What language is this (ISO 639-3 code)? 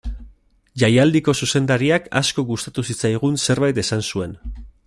eus